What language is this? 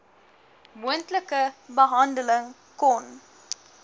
Afrikaans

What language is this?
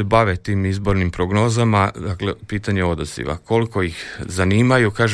Croatian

